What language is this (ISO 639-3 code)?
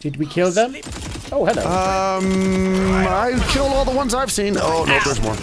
eng